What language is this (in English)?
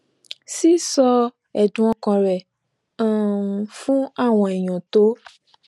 Yoruba